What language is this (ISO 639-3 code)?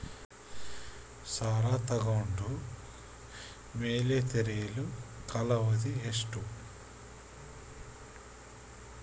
kan